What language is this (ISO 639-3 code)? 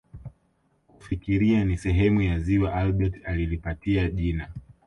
swa